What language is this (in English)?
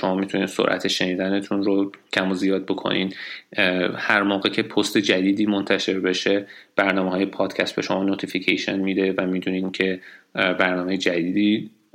Persian